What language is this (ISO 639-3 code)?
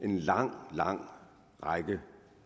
dan